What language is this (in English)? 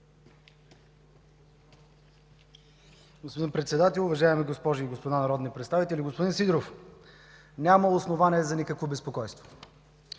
Bulgarian